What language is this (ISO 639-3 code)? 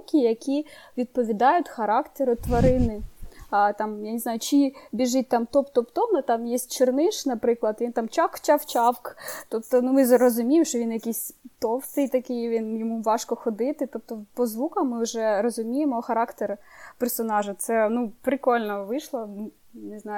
ukr